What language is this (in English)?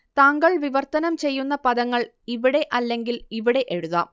Malayalam